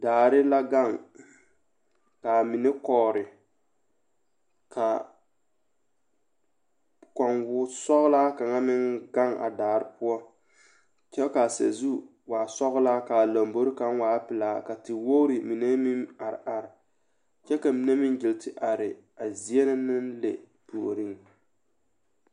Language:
Southern Dagaare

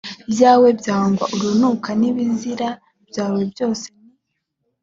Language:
Kinyarwanda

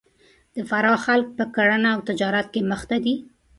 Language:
Pashto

